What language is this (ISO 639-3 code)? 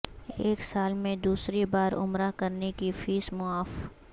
urd